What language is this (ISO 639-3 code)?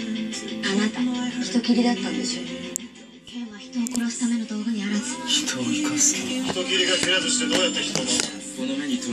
jpn